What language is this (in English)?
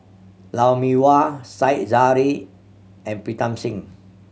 English